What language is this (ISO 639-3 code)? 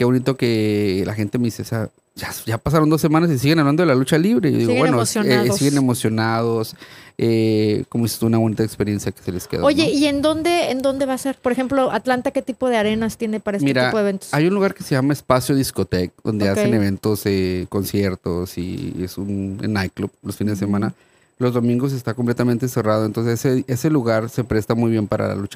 spa